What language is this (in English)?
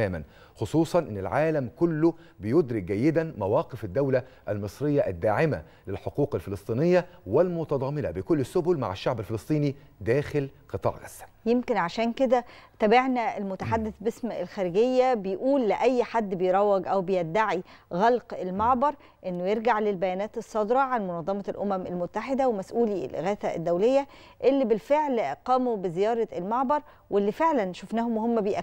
Arabic